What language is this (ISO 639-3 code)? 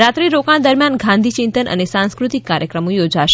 guj